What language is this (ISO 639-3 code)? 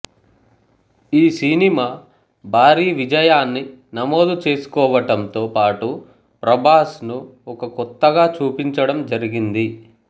tel